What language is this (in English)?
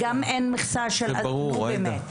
Hebrew